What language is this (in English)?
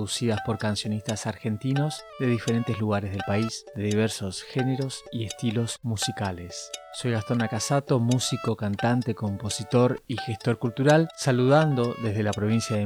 Spanish